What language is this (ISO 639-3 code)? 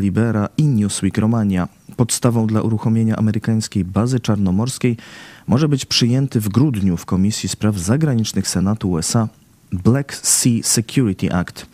pol